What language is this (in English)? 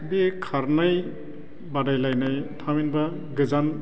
Bodo